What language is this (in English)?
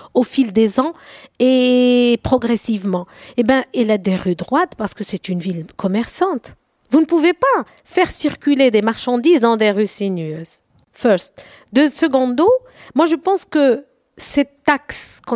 French